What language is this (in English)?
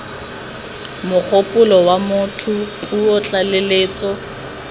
Tswana